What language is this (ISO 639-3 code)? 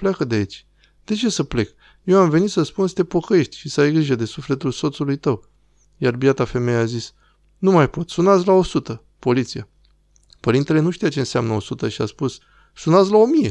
ron